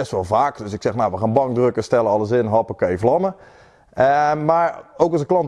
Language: Dutch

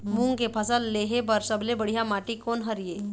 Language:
Chhattisgarhi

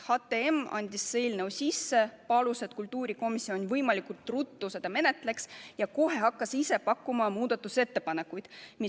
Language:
Estonian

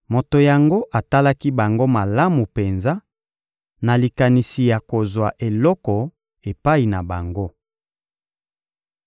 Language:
Lingala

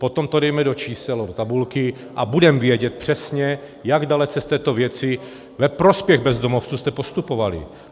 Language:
Czech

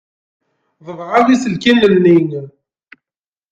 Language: Kabyle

